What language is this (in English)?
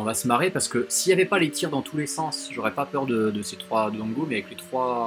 French